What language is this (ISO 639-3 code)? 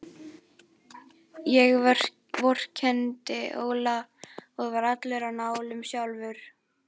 isl